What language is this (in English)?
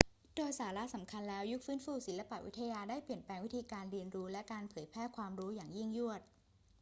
Thai